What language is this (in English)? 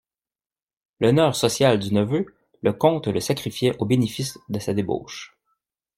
French